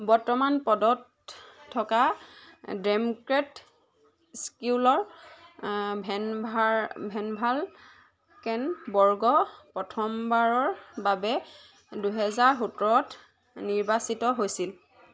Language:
Assamese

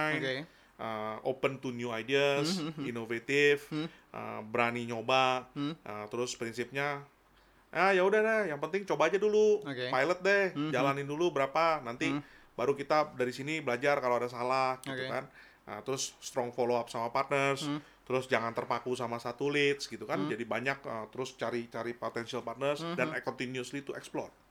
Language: Indonesian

